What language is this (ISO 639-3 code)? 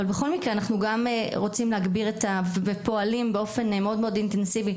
heb